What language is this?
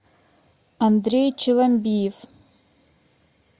Russian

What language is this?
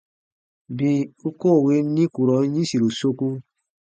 Baatonum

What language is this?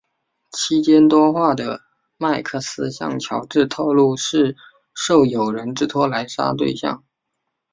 Chinese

